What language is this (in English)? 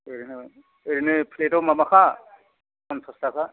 Bodo